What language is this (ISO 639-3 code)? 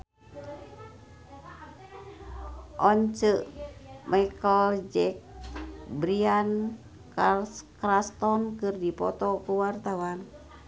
sun